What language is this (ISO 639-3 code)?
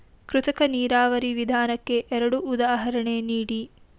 kan